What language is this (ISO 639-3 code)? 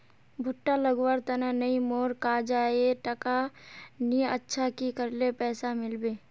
mag